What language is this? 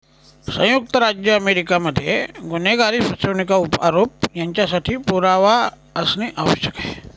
Marathi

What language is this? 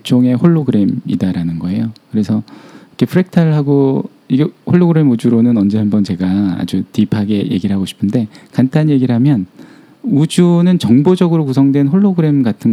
Korean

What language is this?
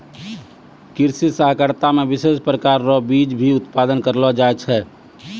Maithili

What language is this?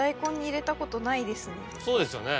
Japanese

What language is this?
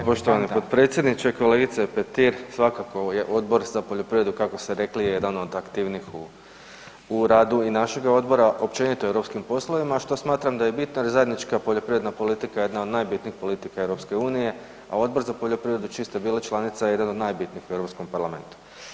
Croatian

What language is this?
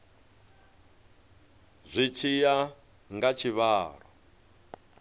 Venda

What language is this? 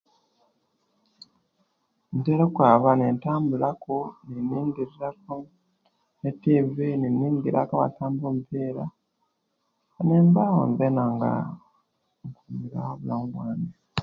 Kenyi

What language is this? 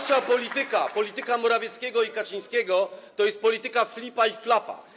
Polish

